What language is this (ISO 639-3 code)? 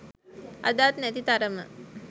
sin